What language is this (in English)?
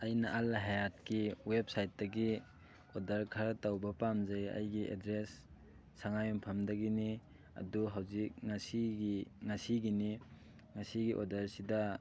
Manipuri